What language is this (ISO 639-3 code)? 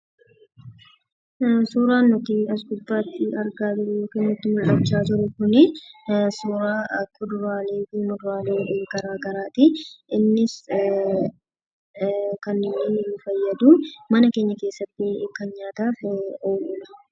orm